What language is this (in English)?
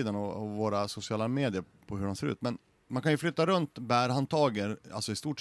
Swedish